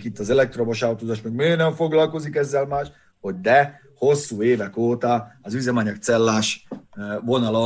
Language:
Hungarian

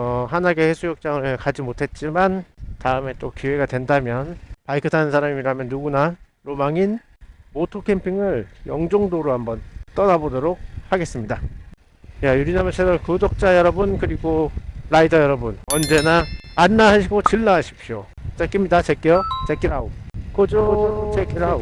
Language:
Korean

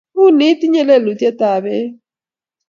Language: Kalenjin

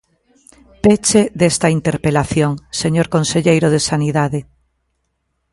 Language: Galician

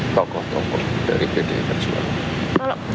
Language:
Indonesian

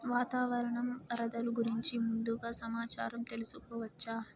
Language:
Telugu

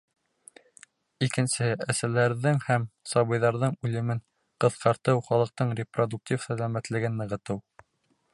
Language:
Bashkir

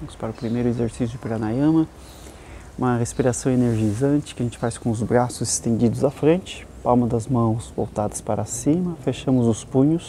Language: Portuguese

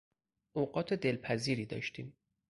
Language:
Persian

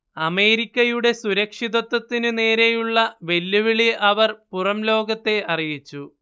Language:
Malayalam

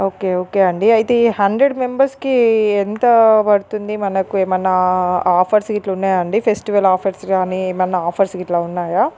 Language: Telugu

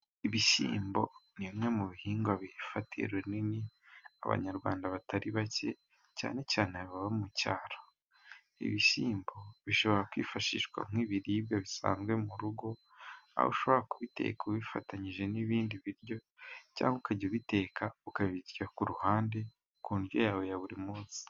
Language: Kinyarwanda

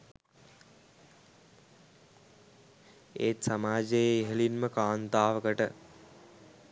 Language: Sinhala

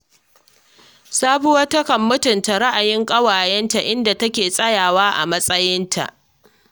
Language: Hausa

